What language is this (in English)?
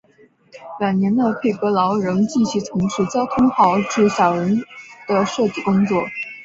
Chinese